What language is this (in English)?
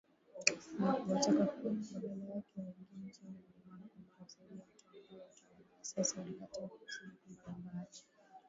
Swahili